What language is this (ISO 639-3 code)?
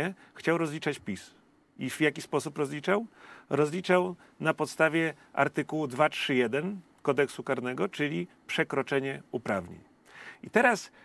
pol